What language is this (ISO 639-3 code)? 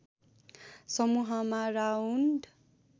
nep